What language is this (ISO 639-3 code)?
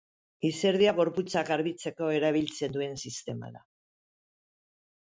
eus